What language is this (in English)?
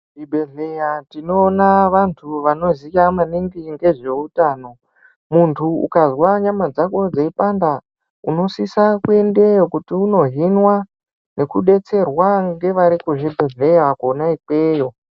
Ndau